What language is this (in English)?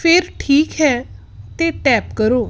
Punjabi